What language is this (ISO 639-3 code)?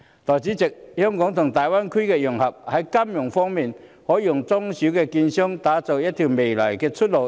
yue